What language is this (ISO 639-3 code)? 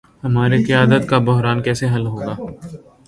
urd